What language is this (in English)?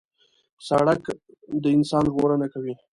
Pashto